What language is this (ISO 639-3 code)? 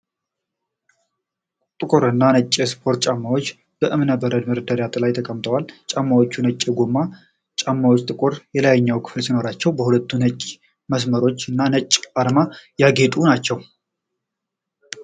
amh